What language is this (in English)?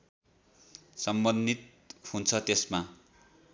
Nepali